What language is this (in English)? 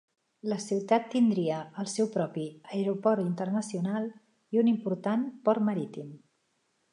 Catalan